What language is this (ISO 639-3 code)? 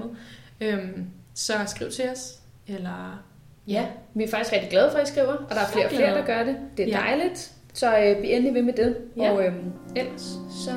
dan